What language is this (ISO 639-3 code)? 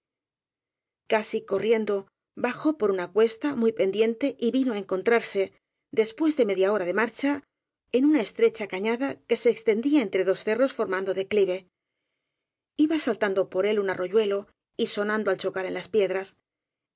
spa